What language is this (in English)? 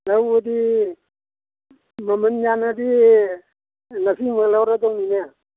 Manipuri